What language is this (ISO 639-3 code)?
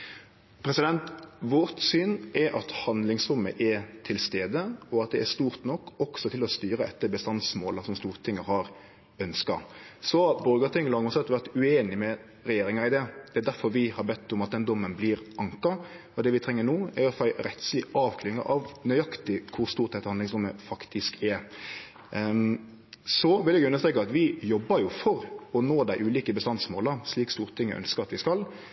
nno